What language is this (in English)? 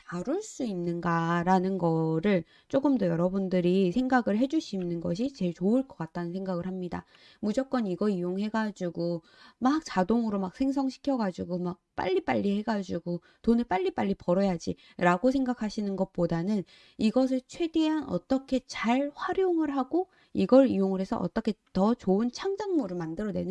Korean